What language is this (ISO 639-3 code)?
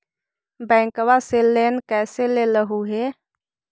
mag